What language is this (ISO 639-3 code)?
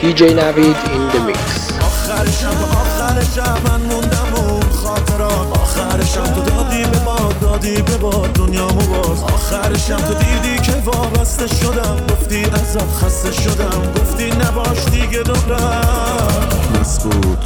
fas